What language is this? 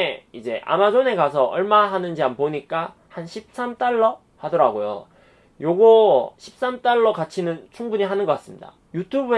Korean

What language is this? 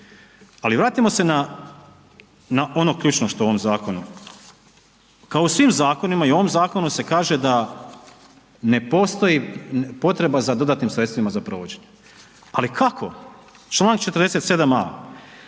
Croatian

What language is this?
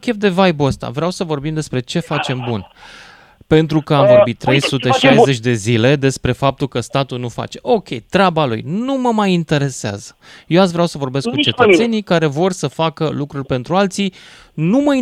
Romanian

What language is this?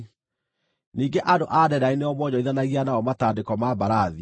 Kikuyu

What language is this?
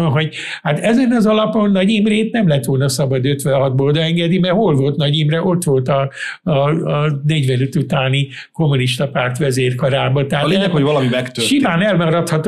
Hungarian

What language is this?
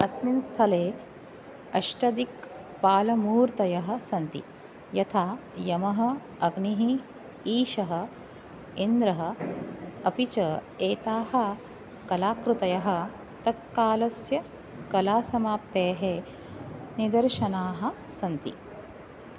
Sanskrit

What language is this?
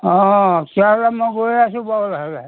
Assamese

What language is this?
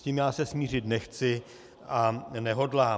Czech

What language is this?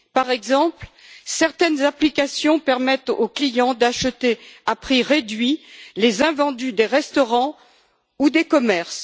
French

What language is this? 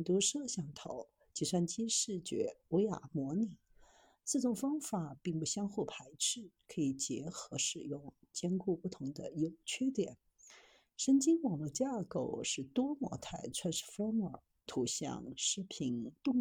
Chinese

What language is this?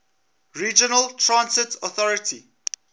English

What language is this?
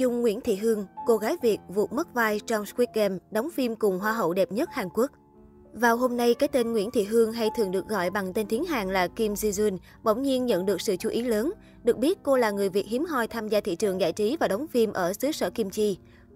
Vietnamese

